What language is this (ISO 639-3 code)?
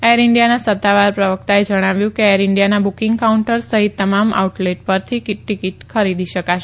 guj